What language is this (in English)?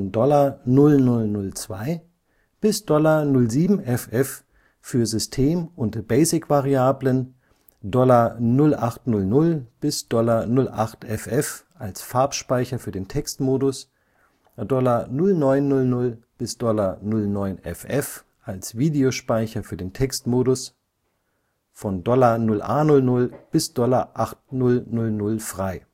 German